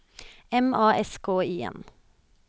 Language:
Norwegian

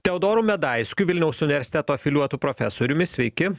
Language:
Lithuanian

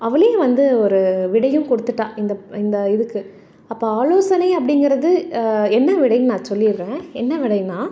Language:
Tamil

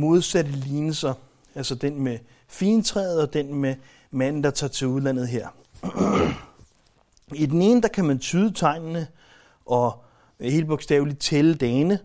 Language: Danish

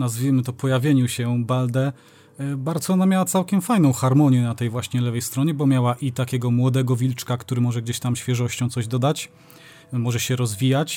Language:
Polish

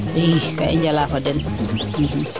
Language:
Serer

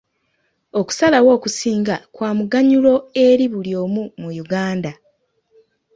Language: Ganda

